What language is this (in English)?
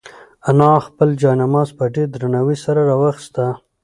Pashto